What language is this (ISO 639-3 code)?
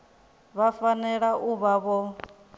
ven